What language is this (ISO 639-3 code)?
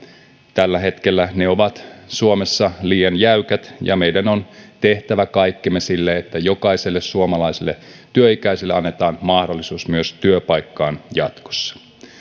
fin